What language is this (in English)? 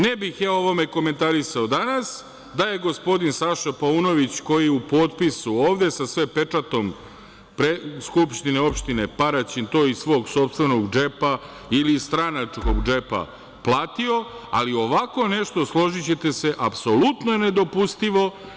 Serbian